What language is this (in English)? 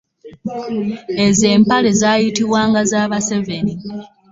Ganda